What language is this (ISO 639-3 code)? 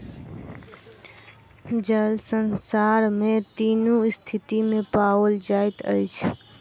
mai